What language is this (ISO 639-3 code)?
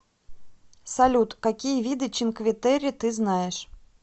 rus